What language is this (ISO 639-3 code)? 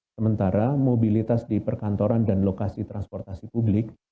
ind